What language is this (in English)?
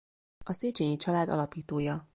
Hungarian